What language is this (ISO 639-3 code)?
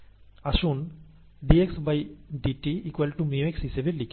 ben